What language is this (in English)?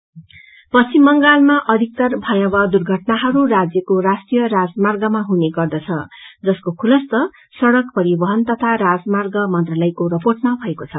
Nepali